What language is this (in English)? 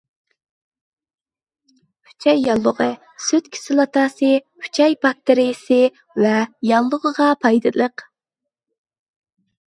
Uyghur